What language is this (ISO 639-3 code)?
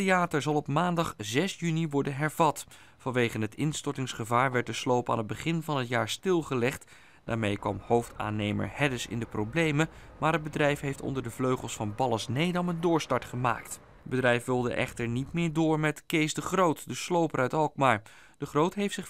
nld